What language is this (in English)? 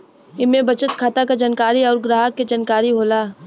Bhojpuri